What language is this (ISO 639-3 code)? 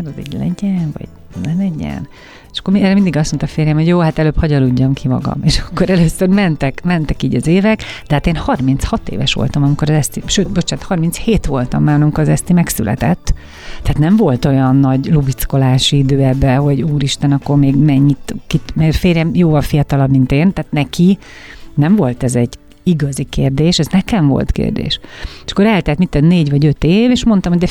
hun